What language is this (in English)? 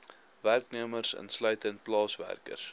Afrikaans